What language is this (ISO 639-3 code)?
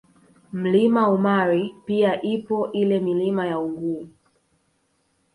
swa